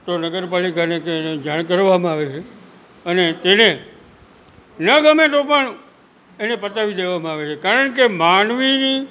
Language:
Gujarati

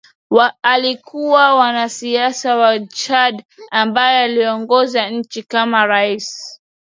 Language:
Swahili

